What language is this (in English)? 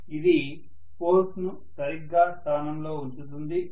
Telugu